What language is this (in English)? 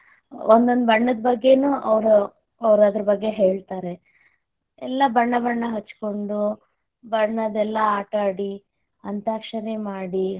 Kannada